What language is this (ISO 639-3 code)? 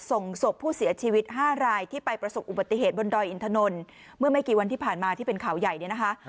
tha